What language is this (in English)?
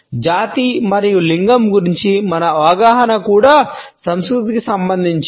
Telugu